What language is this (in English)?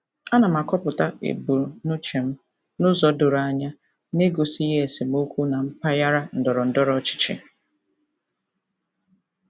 Igbo